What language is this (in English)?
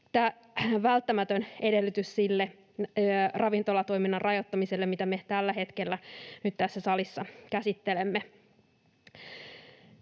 Finnish